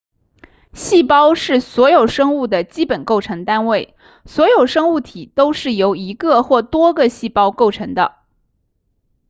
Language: Chinese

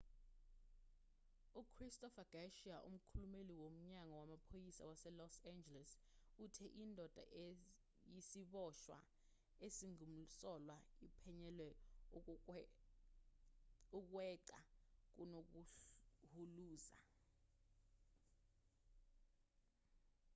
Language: Zulu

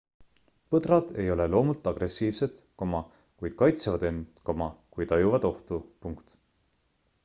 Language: Estonian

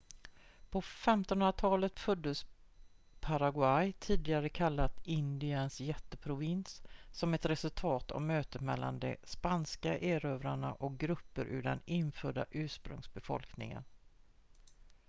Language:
Swedish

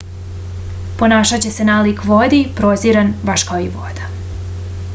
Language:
Serbian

